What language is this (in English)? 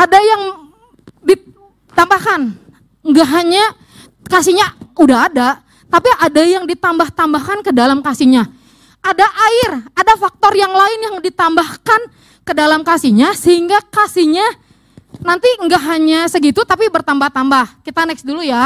Indonesian